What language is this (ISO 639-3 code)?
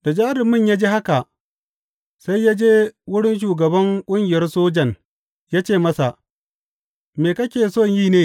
hau